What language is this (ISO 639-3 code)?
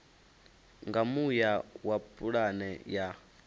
ven